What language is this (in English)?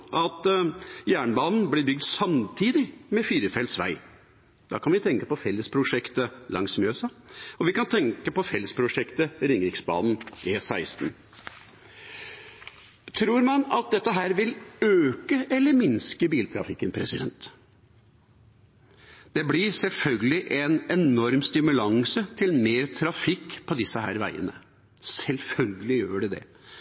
Norwegian Bokmål